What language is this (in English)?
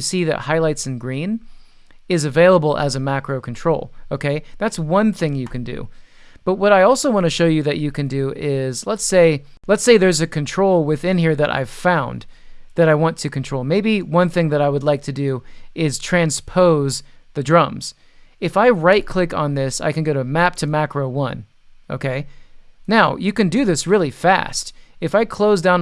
English